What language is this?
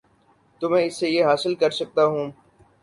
Urdu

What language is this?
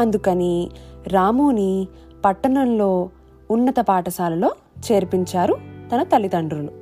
Telugu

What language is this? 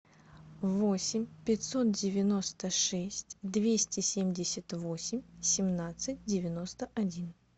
Russian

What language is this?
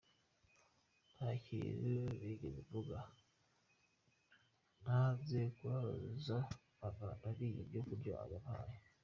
Kinyarwanda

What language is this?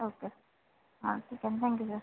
Marathi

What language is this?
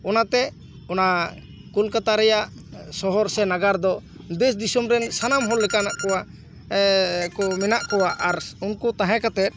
Santali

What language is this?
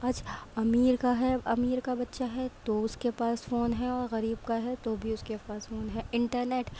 Urdu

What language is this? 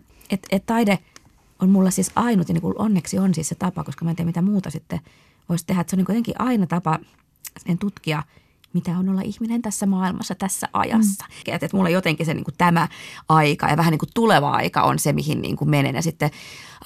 Finnish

